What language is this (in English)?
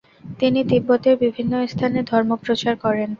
Bangla